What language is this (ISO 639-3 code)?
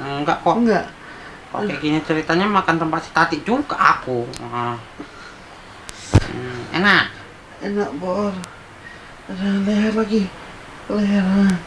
ind